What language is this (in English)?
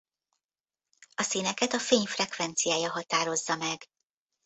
Hungarian